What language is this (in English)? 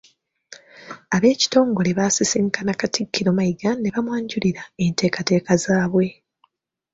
Ganda